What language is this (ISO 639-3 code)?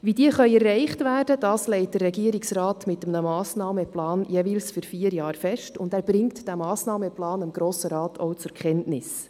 gsw